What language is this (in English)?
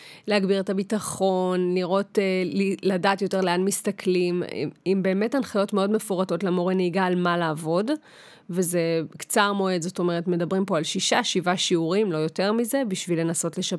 Hebrew